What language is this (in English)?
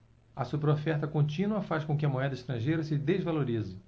Portuguese